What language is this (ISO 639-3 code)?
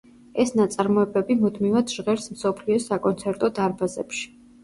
kat